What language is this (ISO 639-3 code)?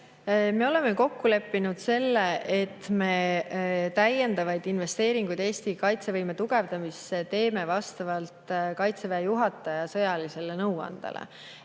est